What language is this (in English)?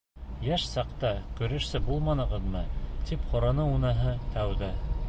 Bashkir